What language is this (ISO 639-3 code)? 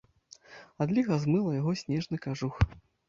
bel